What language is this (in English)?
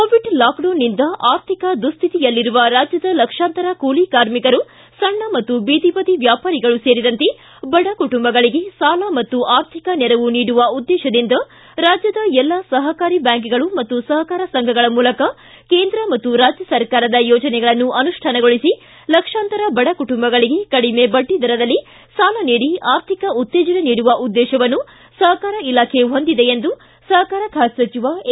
Kannada